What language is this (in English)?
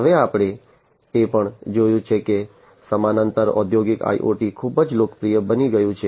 Gujarati